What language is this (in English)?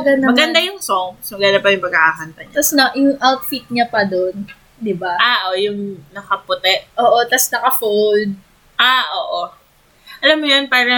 Filipino